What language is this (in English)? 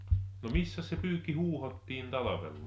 Finnish